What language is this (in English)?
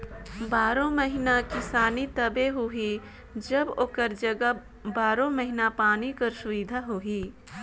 Chhattisgarhi